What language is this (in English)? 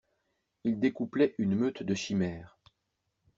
French